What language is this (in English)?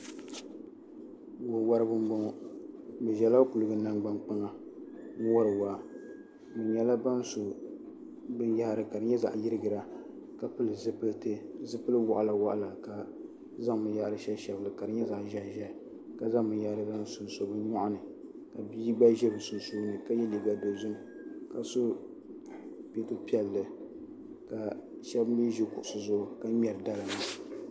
Dagbani